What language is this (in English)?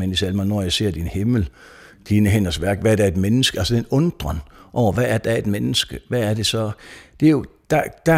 Danish